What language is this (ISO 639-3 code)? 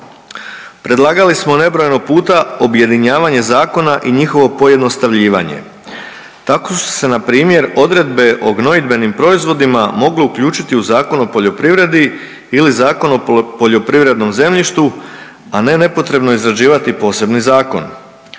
hrv